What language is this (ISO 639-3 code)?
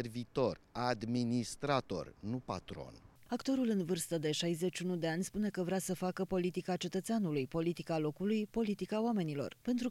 ron